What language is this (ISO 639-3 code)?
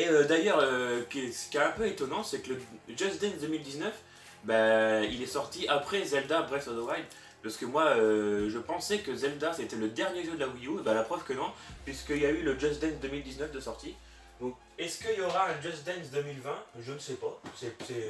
fra